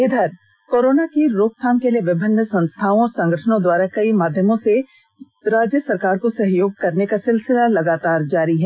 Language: Hindi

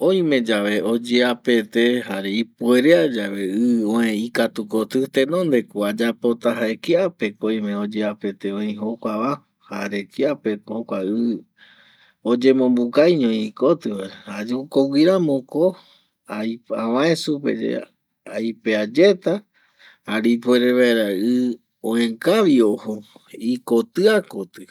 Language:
Eastern Bolivian Guaraní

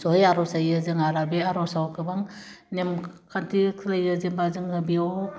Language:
Bodo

